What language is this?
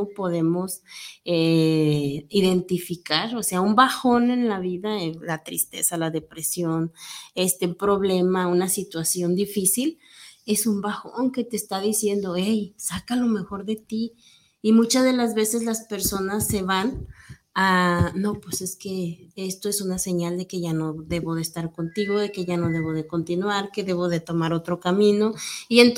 Spanish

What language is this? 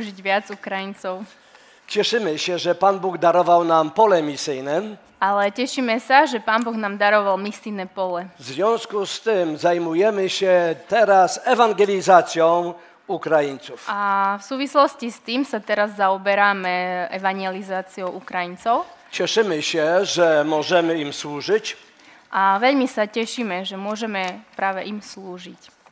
Slovak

